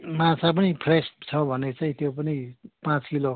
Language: Nepali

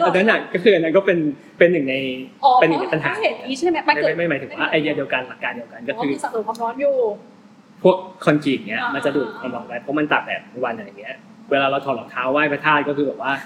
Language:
Thai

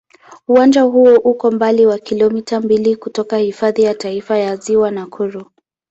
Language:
Swahili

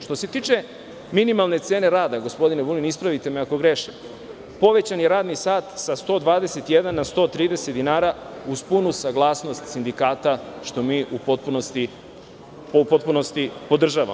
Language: Serbian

